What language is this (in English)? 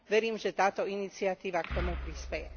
Slovak